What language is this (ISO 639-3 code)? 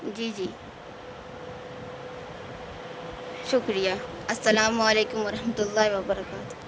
urd